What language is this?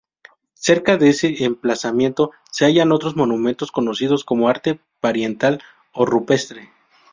Spanish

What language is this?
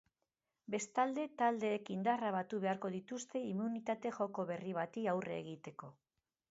Basque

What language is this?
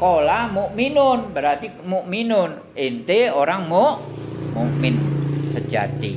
Indonesian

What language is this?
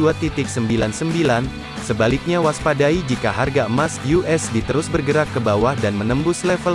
Indonesian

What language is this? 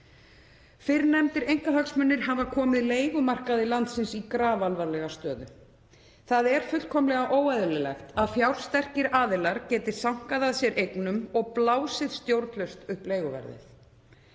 Icelandic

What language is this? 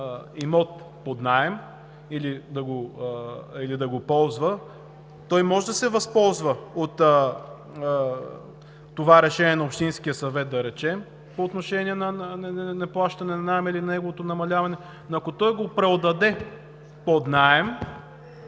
Bulgarian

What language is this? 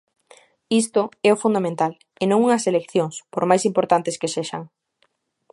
Galician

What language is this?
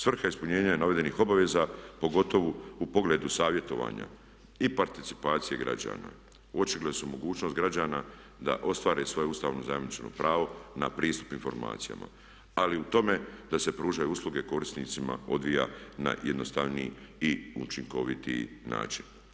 Croatian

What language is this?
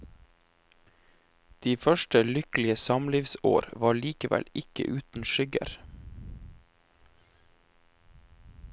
Norwegian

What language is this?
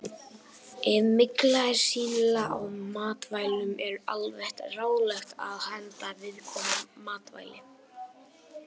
Icelandic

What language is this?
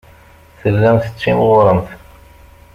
Kabyle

